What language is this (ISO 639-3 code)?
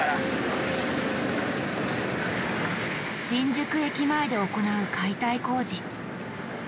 jpn